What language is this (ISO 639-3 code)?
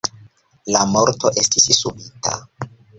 epo